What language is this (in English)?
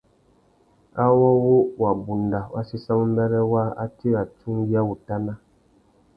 Tuki